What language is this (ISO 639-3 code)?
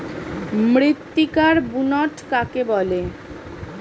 ben